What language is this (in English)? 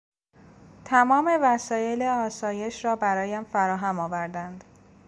Persian